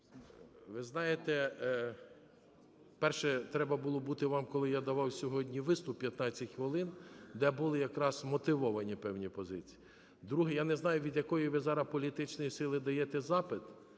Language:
Ukrainian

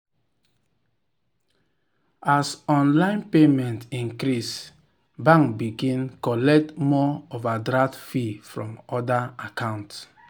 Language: Nigerian Pidgin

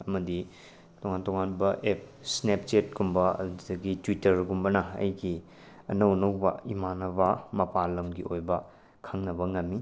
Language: Manipuri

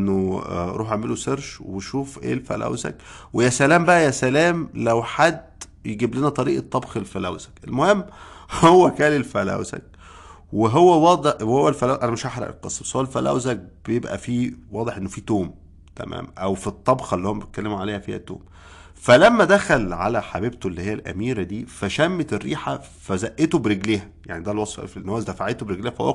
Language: Arabic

